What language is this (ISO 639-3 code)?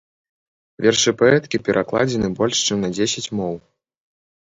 bel